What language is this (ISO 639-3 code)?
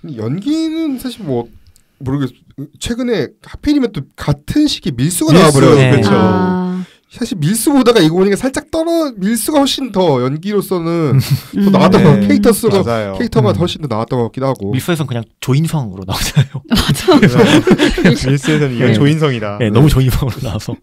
kor